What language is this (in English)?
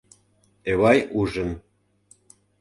Mari